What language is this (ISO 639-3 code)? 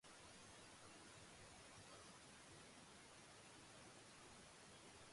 jpn